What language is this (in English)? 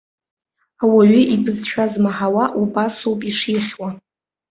Abkhazian